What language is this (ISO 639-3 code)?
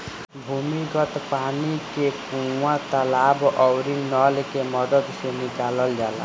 bho